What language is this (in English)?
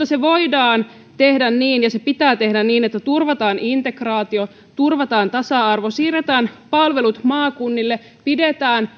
Finnish